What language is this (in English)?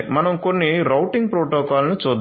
Telugu